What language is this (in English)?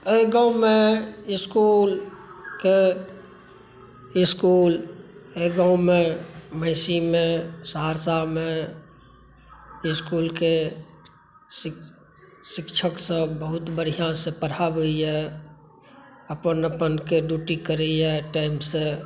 Maithili